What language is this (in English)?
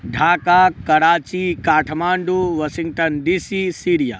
Maithili